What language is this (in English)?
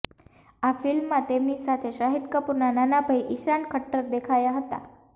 Gujarati